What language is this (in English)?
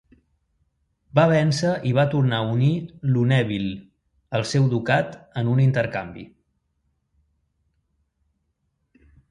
Catalan